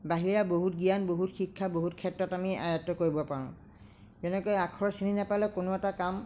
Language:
Assamese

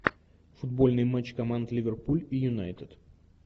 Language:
Russian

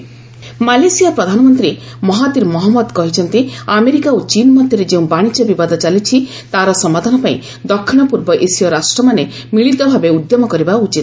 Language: Odia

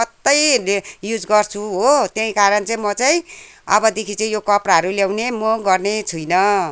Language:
Nepali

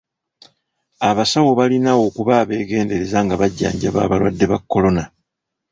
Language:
Ganda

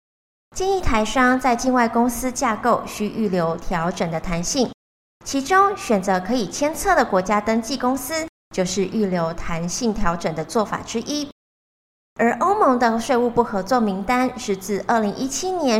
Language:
Chinese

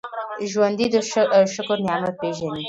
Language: Pashto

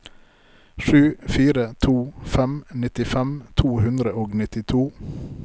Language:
Norwegian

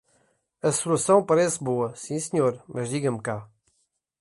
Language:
Portuguese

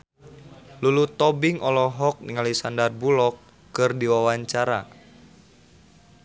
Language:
Sundanese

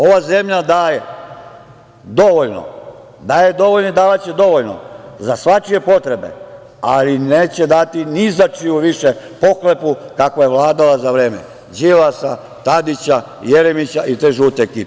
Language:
Serbian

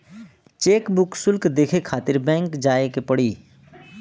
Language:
Bhojpuri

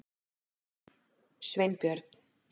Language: Icelandic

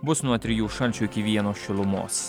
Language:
Lithuanian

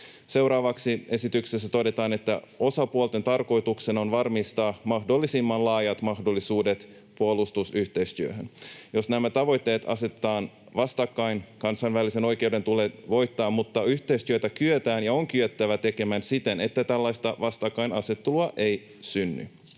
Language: Finnish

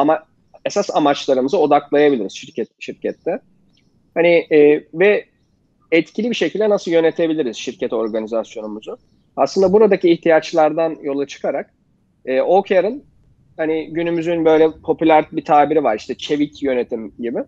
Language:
Turkish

